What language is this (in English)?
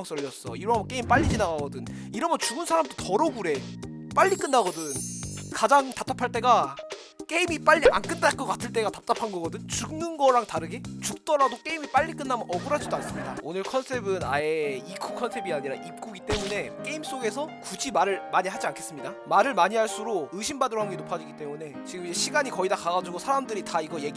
Korean